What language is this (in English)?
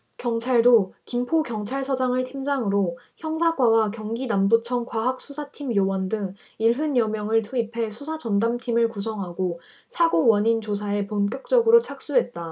Korean